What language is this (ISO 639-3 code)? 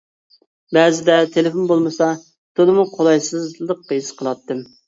uig